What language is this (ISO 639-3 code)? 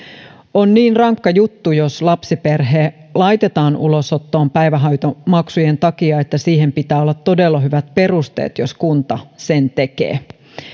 fin